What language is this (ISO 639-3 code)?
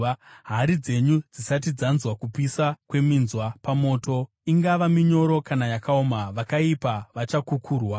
sna